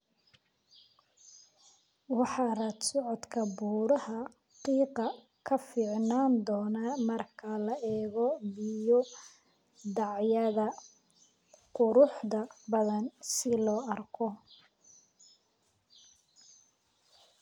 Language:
Somali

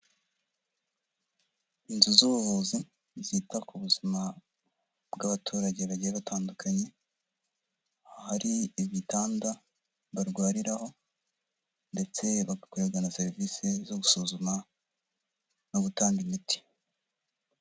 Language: Kinyarwanda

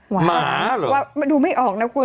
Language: Thai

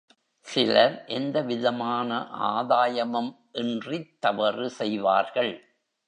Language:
Tamil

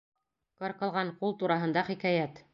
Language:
Bashkir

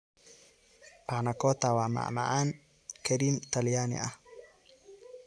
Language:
Somali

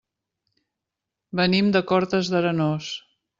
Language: Catalan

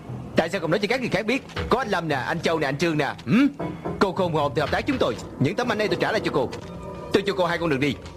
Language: Vietnamese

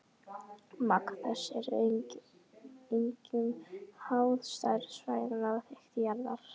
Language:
Icelandic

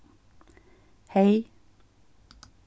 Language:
Faroese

